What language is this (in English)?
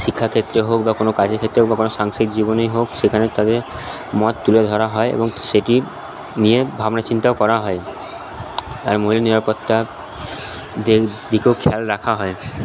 Bangla